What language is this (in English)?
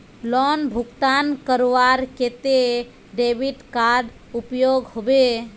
Magahi